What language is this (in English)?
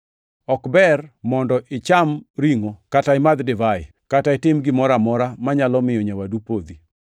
Luo (Kenya and Tanzania)